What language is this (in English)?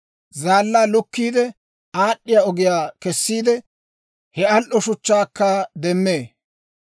Dawro